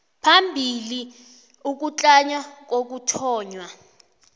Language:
South Ndebele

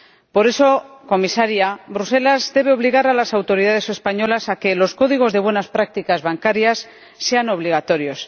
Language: Spanish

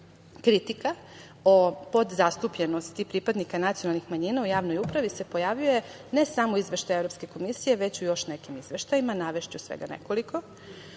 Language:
Serbian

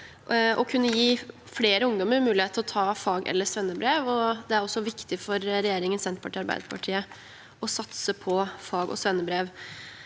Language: Norwegian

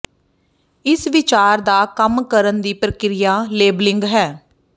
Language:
Punjabi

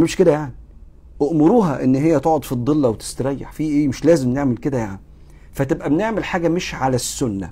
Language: Arabic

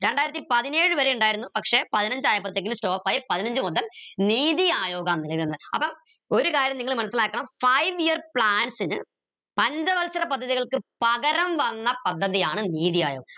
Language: Malayalam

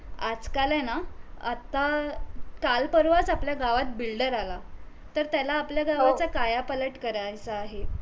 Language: Marathi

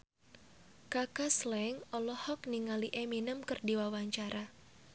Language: Sundanese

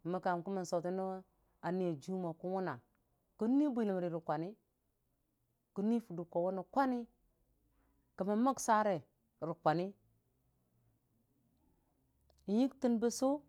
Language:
Dijim-Bwilim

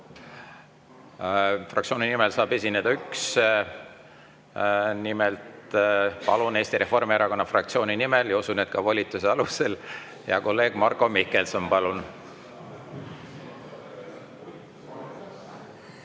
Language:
Estonian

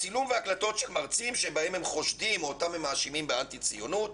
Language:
Hebrew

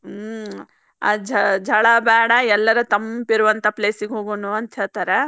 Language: Kannada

